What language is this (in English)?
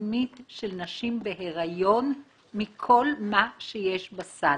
Hebrew